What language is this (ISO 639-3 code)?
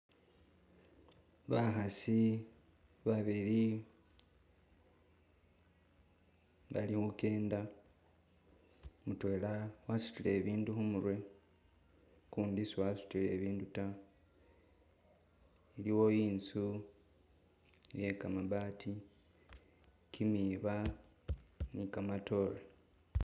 myx